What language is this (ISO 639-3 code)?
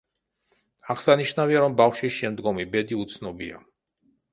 kat